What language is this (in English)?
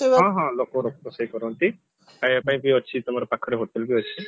Odia